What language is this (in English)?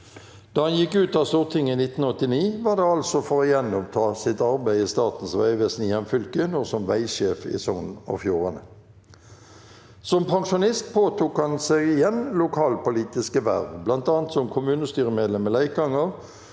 Norwegian